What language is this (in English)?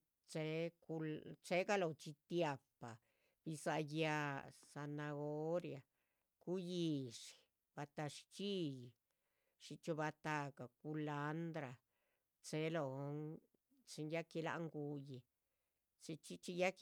Chichicapan Zapotec